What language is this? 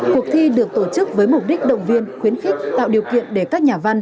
Vietnamese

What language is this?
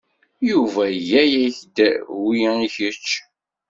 Kabyle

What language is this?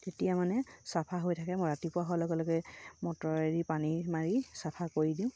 Assamese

